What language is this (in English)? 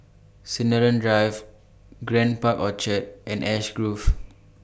English